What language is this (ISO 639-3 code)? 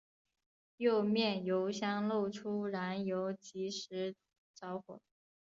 zho